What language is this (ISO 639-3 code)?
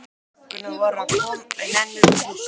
isl